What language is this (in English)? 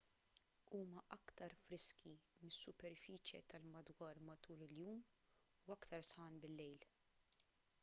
Maltese